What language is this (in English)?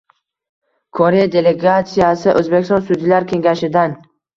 Uzbek